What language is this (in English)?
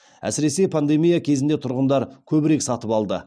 Kazakh